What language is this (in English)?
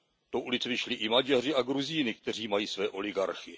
Czech